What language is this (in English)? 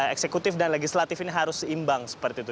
Indonesian